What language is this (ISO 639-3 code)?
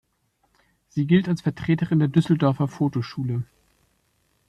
deu